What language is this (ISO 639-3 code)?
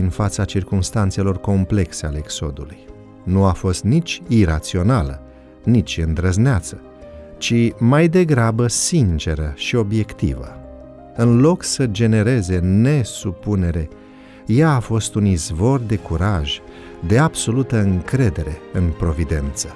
ron